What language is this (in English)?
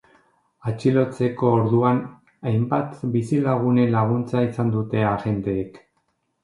Basque